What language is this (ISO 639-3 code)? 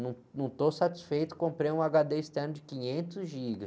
por